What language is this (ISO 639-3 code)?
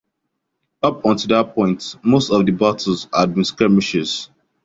eng